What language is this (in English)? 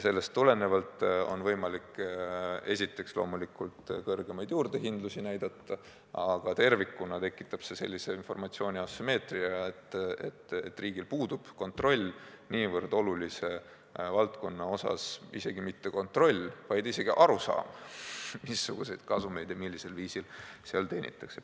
Estonian